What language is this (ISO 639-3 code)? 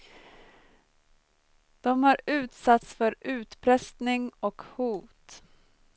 swe